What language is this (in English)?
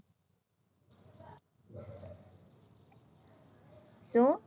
Gujarati